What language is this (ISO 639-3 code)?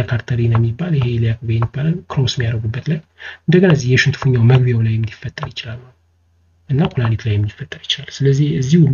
ara